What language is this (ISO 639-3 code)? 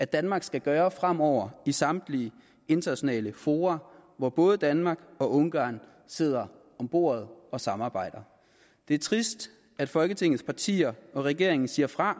dan